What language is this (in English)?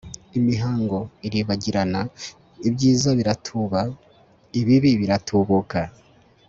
Kinyarwanda